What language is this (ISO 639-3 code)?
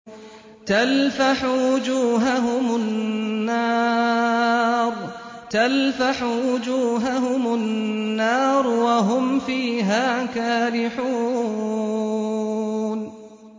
ara